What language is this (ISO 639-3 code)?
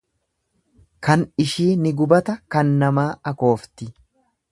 orm